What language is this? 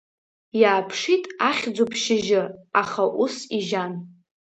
Abkhazian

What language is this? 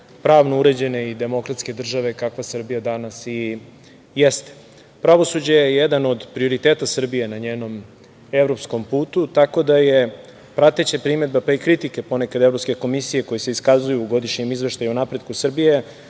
Serbian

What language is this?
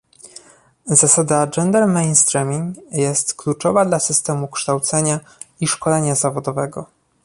Polish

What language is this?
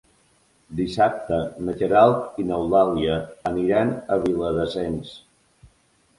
Catalan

